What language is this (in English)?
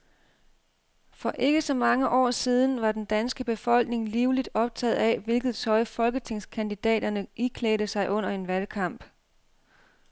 Danish